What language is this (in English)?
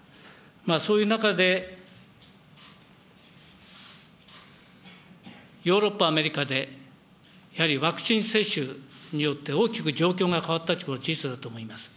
Japanese